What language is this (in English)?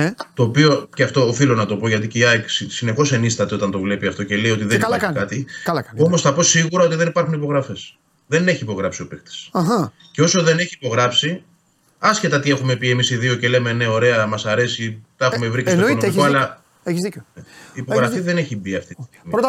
Greek